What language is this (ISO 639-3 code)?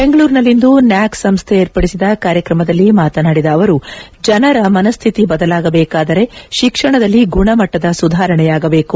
kan